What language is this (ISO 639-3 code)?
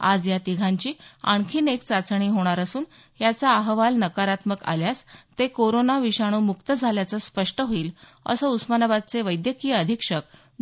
mar